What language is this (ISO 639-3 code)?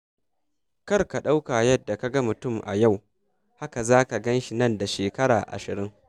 hau